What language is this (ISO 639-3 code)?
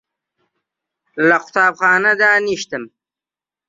ckb